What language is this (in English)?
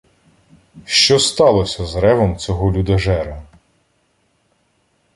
Ukrainian